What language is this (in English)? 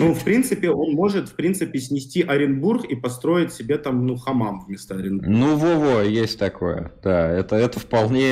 Russian